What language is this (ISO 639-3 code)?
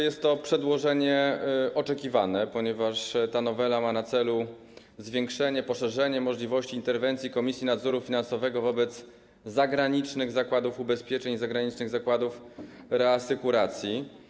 pol